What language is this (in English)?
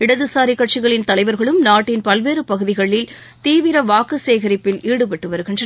Tamil